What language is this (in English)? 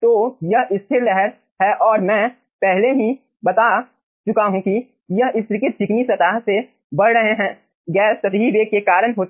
Hindi